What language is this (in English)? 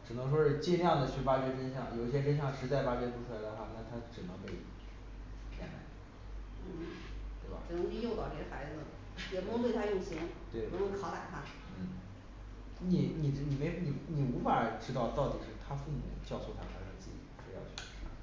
Chinese